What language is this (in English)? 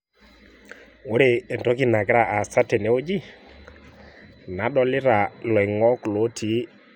Masai